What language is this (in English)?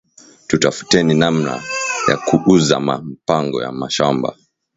Swahili